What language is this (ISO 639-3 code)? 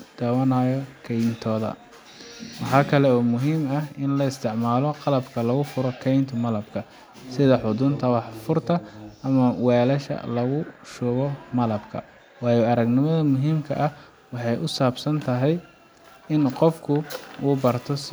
som